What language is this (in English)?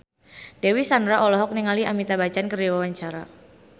Sundanese